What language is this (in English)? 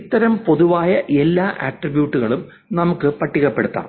Malayalam